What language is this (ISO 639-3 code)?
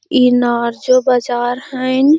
mag